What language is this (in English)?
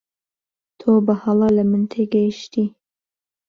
Central Kurdish